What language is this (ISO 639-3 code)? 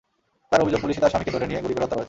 ben